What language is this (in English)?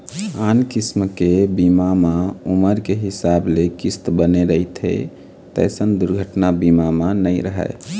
Chhattisgarhi